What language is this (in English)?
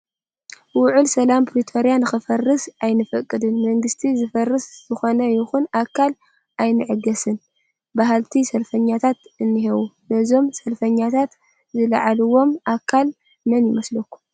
Tigrinya